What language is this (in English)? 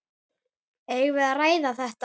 Icelandic